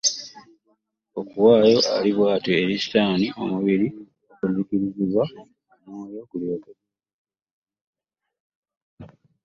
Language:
Ganda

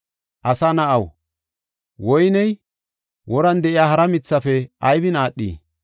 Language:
Gofa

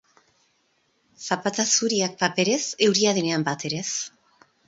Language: Basque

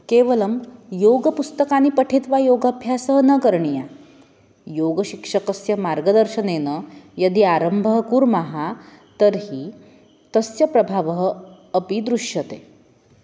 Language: Sanskrit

